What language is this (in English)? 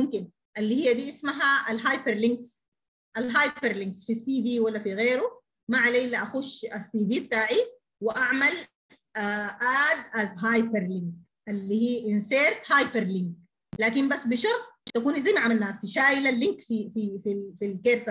Arabic